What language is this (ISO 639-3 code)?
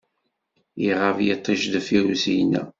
kab